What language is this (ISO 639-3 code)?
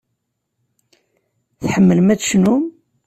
kab